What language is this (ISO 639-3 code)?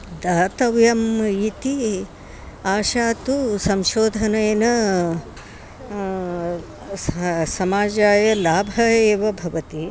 san